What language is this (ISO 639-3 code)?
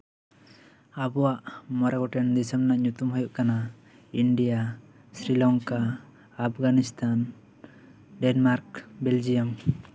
sat